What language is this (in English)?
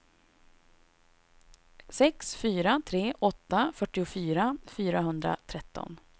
Swedish